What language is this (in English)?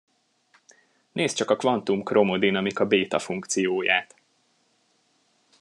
Hungarian